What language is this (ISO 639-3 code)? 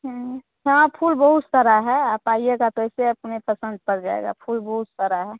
hin